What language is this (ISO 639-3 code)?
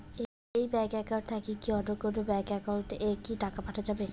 ben